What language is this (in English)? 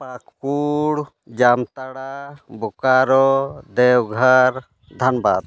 Santali